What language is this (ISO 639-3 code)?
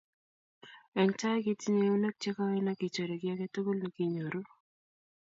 kln